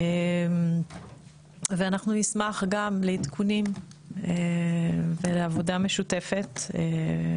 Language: Hebrew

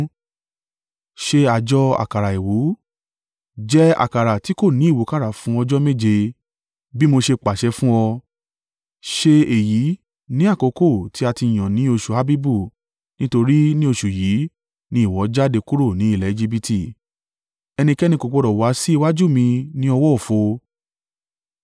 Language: Yoruba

